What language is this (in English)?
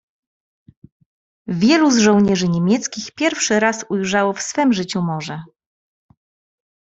Polish